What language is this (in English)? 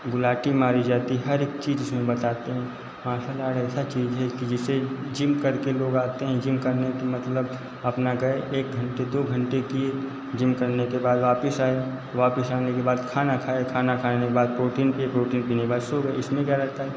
Hindi